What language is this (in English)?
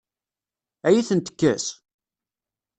Kabyle